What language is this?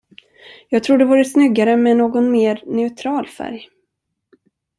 Swedish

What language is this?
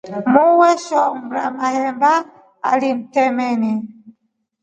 Rombo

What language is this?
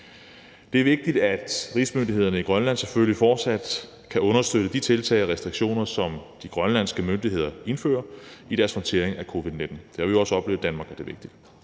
Danish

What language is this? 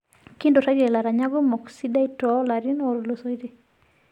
Masai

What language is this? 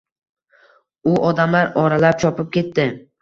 Uzbek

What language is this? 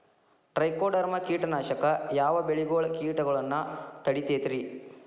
Kannada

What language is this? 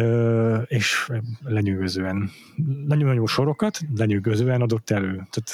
Hungarian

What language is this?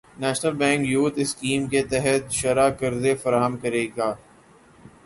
Urdu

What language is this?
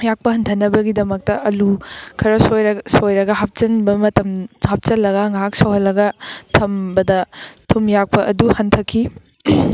Manipuri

